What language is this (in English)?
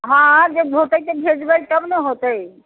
Maithili